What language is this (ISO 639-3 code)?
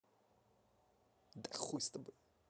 rus